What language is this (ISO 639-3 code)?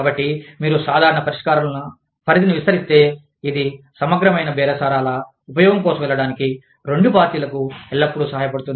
tel